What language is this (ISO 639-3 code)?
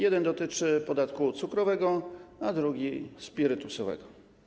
pol